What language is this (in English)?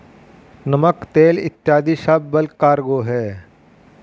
Hindi